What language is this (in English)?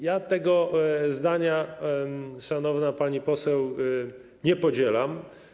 Polish